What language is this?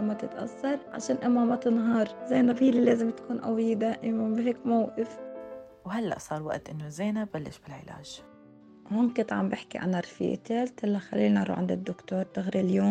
Arabic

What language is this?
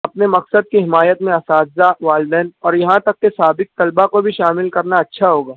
Urdu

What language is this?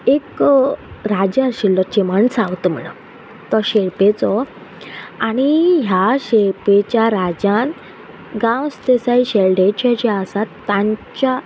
Konkani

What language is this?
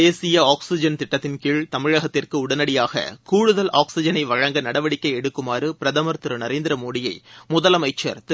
Tamil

